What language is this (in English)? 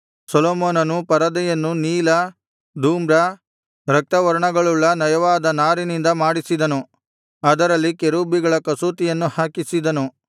Kannada